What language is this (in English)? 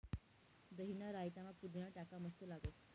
Marathi